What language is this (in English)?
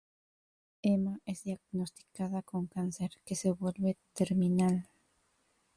Spanish